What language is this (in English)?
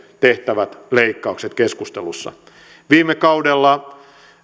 Finnish